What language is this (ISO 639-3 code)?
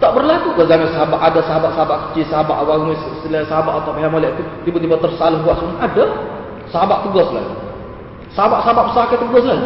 msa